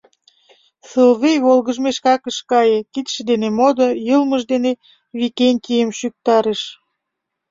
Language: Mari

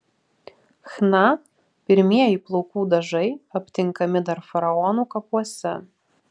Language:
Lithuanian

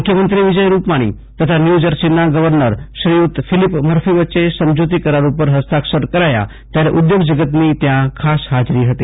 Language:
Gujarati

